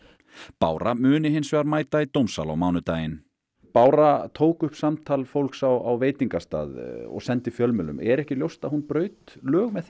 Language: Icelandic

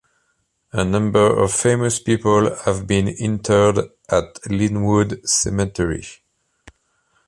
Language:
English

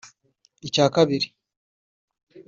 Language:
Kinyarwanda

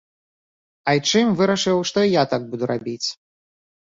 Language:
Belarusian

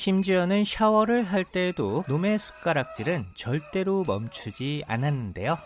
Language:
Korean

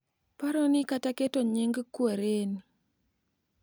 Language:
Luo (Kenya and Tanzania)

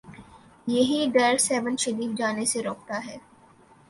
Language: Urdu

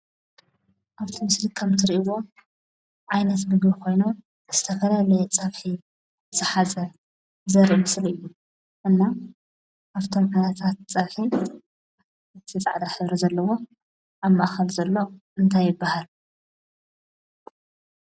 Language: Tigrinya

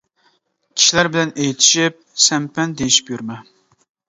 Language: Uyghur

